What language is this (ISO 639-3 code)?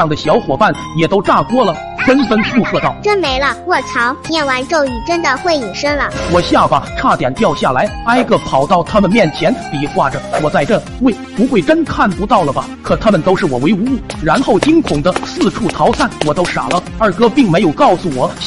zho